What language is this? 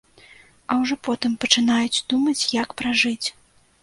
Belarusian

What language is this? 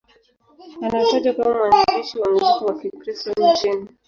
Swahili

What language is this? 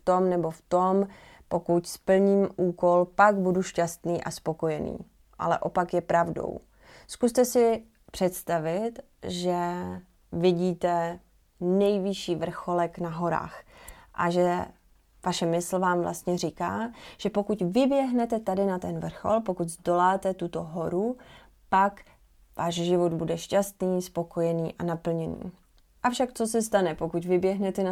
Czech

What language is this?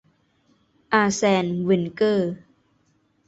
Thai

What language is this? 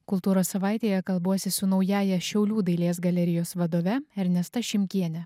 Lithuanian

